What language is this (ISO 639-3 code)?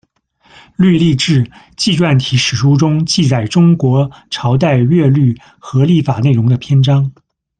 zho